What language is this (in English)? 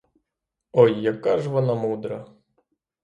Ukrainian